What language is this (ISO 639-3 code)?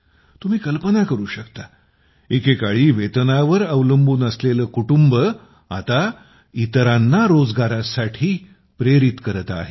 mar